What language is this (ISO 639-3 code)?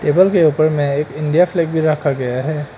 hin